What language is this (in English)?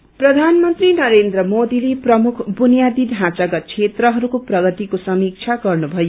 Nepali